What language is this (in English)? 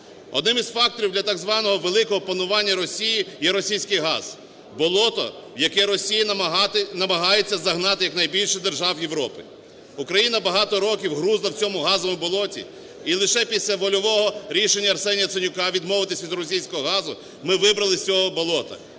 Ukrainian